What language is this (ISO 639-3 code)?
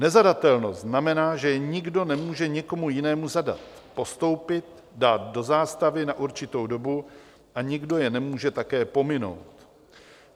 ces